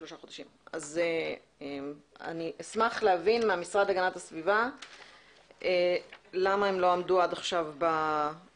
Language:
Hebrew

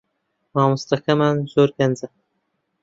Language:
Central Kurdish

